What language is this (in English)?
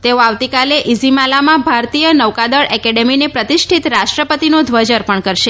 Gujarati